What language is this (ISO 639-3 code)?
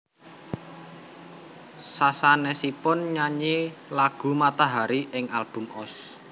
jav